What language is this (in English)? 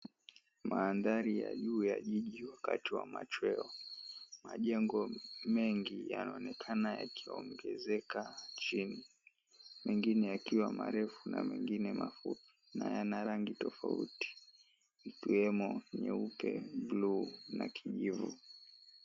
Swahili